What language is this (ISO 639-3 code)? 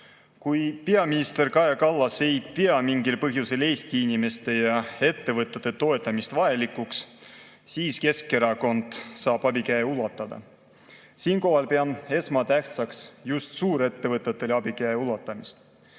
est